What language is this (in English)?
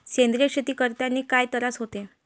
Marathi